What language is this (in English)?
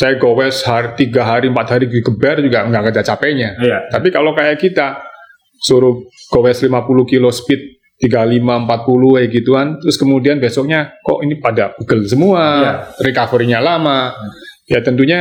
Indonesian